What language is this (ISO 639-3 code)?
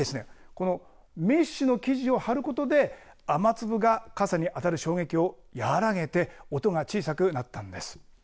jpn